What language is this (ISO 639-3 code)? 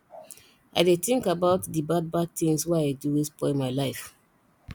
pcm